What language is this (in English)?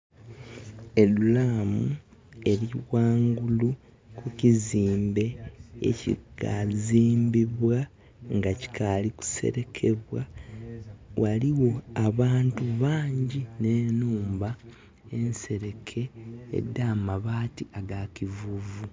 Soga